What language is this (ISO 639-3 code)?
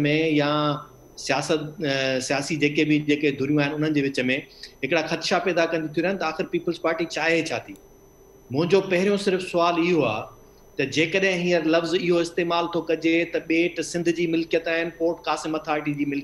hin